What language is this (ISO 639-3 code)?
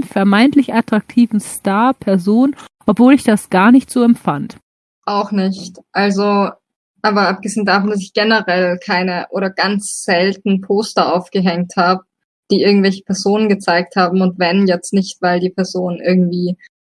deu